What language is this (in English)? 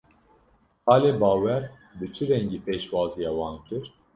Kurdish